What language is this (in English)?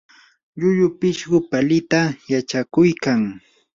Yanahuanca Pasco Quechua